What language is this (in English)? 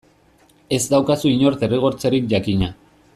Basque